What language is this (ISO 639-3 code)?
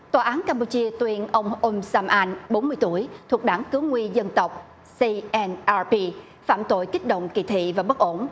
vie